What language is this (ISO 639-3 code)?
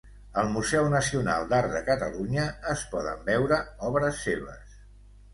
cat